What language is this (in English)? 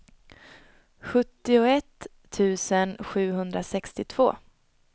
Swedish